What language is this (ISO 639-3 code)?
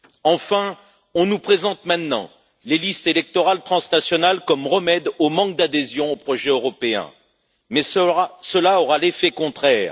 fra